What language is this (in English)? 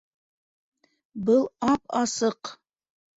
Bashkir